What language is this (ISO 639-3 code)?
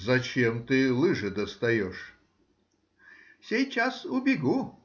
rus